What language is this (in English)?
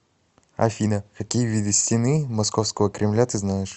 Russian